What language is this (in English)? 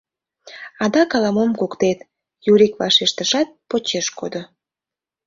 Mari